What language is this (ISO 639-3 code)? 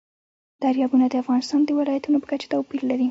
pus